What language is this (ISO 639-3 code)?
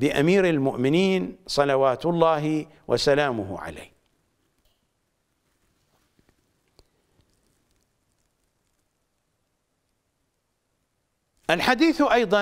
ara